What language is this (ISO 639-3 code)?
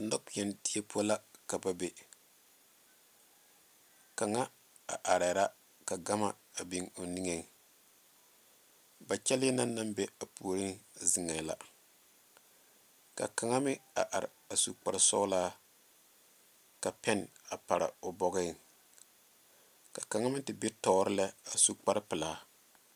dga